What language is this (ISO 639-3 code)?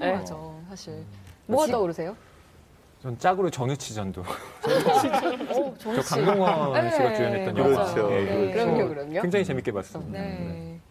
kor